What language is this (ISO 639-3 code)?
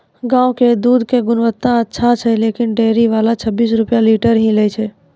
mai